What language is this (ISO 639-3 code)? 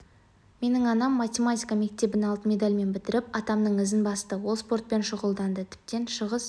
kaz